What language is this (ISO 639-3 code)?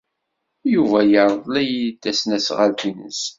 kab